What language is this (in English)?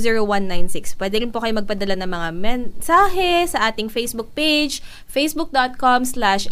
Filipino